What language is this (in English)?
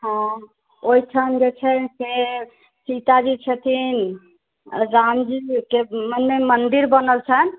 Maithili